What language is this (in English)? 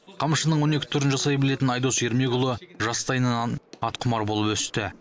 Kazakh